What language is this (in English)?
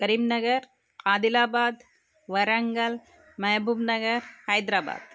Sanskrit